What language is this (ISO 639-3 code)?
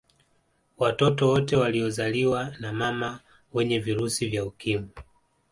swa